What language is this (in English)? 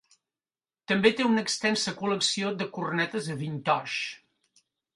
Catalan